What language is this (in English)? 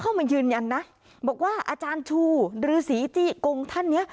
Thai